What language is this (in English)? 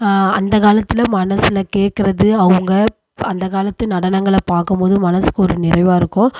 Tamil